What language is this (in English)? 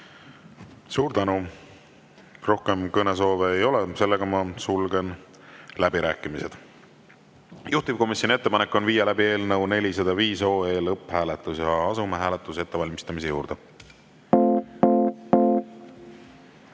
Estonian